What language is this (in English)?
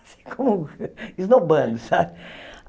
Portuguese